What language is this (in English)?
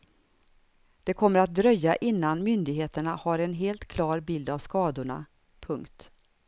Swedish